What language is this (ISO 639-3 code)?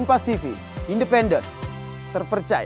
ind